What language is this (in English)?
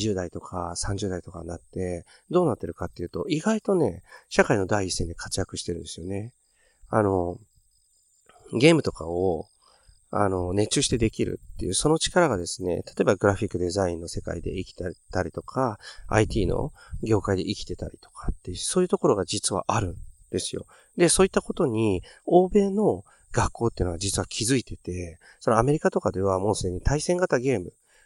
Japanese